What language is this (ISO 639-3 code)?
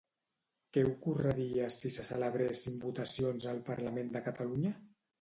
cat